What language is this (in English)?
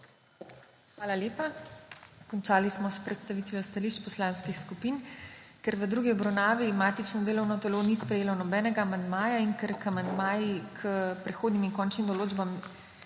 Slovenian